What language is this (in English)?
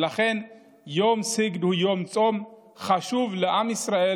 Hebrew